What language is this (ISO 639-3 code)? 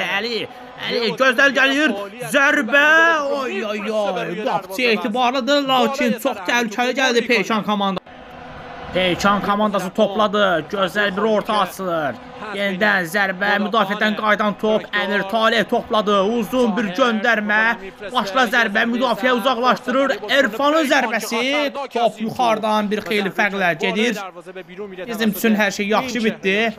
tur